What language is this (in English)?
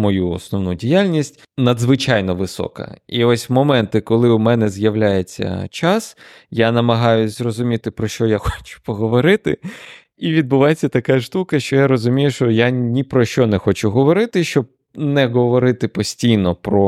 Ukrainian